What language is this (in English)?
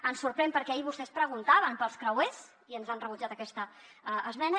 Catalan